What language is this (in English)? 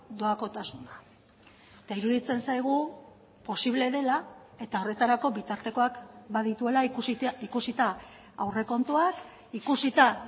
Basque